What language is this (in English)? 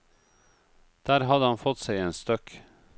Norwegian